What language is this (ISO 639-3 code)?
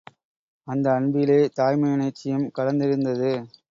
tam